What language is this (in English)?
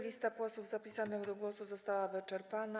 Polish